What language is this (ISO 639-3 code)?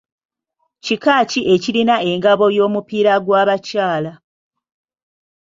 lug